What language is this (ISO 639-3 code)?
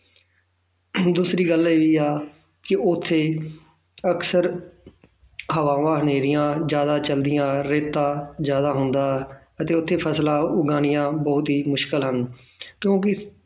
pan